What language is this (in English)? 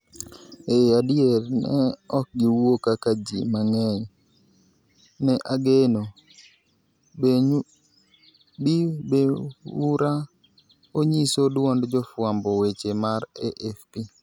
Luo (Kenya and Tanzania)